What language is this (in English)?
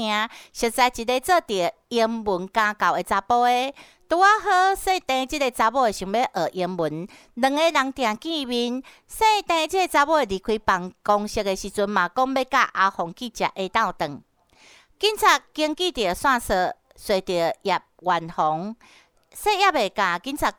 Chinese